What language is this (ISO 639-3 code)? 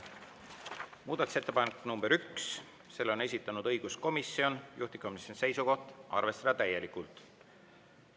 est